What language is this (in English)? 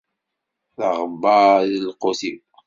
Kabyle